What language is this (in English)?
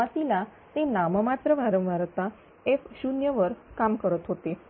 Marathi